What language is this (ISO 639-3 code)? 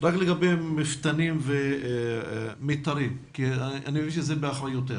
heb